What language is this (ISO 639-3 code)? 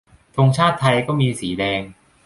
tha